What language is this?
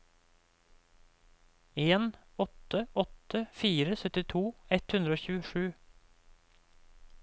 Norwegian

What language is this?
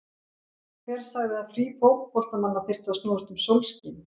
Icelandic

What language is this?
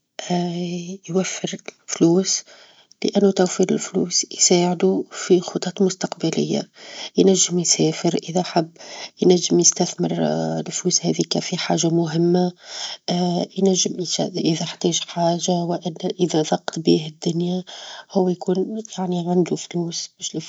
Tunisian Arabic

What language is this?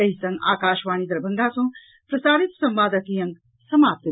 Maithili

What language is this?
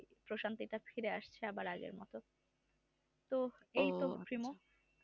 Bangla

